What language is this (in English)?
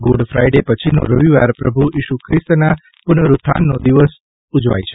Gujarati